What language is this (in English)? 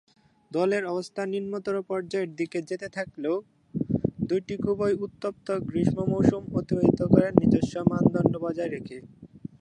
Bangla